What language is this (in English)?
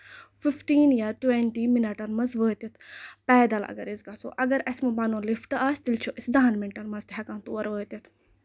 Kashmiri